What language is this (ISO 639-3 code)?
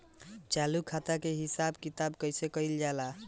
bho